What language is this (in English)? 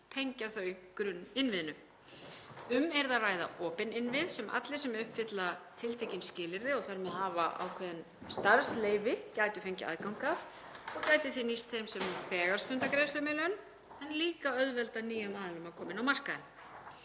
Icelandic